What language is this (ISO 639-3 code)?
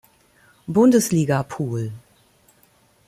deu